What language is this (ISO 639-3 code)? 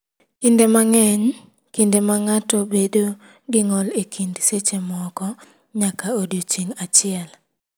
luo